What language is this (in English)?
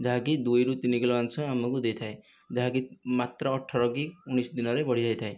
Odia